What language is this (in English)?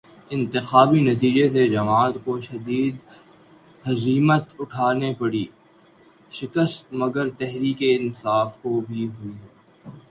Urdu